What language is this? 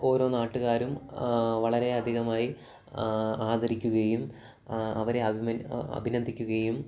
Malayalam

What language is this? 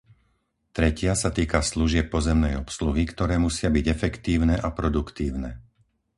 Slovak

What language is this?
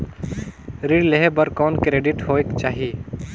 Chhattisgarhi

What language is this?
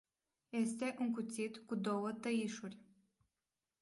Romanian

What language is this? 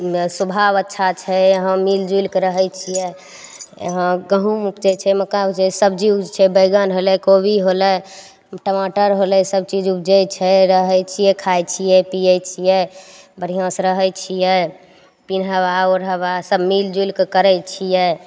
Maithili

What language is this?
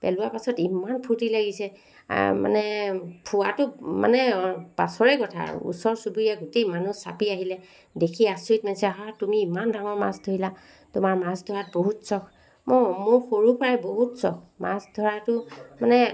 Assamese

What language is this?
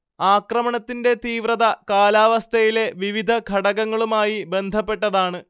Malayalam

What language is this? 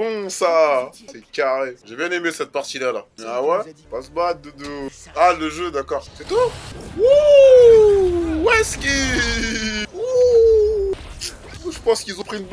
French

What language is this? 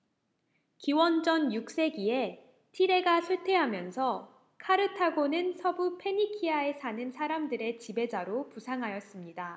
Korean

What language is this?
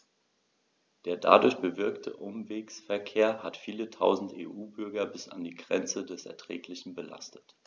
German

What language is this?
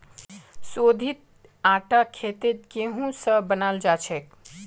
Magahi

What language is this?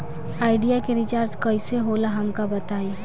Bhojpuri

